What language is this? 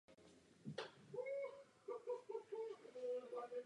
Czech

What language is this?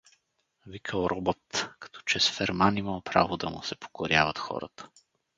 Bulgarian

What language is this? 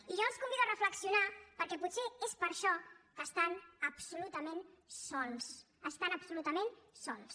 Catalan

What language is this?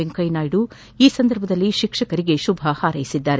Kannada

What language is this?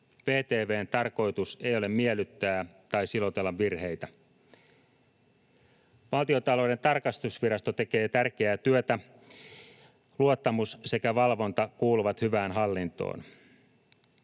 Finnish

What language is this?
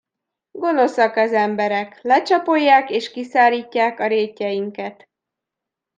Hungarian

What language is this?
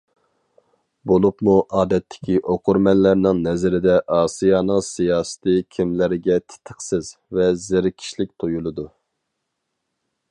Uyghur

